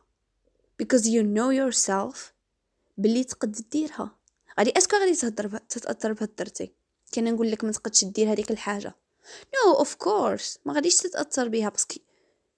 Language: Arabic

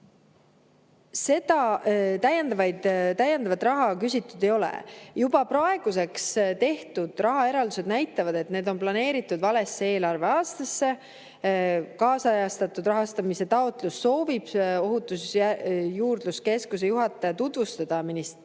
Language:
Estonian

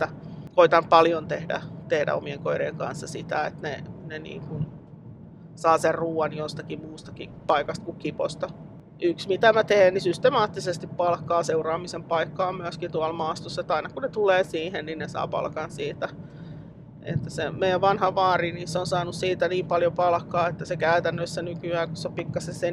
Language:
Finnish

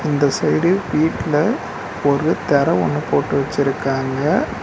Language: Tamil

